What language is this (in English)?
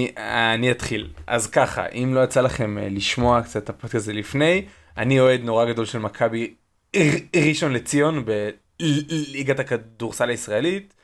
Hebrew